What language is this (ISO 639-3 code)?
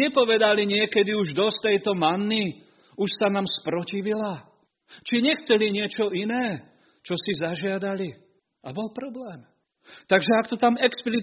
slk